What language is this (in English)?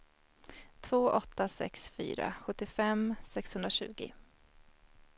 Swedish